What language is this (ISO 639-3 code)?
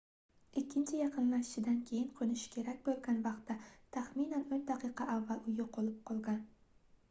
uzb